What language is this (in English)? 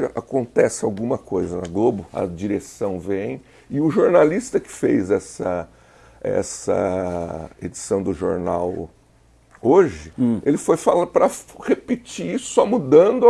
Portuguese